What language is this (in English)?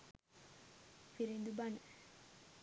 Sinhala